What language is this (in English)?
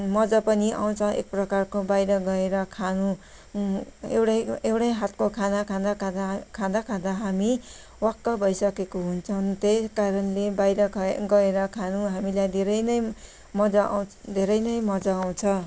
Nepali